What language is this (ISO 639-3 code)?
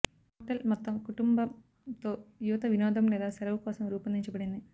tel